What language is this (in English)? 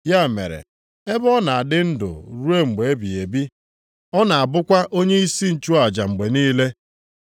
Igbo